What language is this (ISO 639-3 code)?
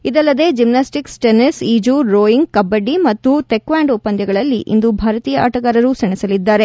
kan